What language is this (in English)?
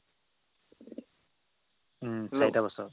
Assamese